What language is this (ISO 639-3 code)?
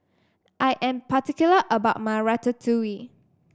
eng